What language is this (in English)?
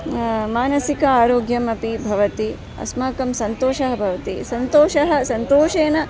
Sanskrit